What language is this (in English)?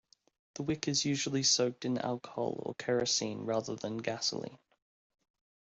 English